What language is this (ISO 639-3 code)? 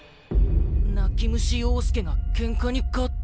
jpn